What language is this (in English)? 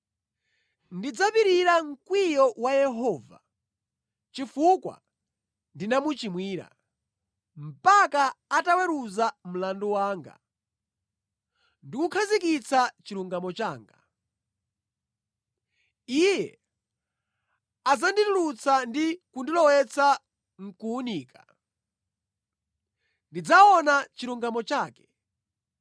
Nyanja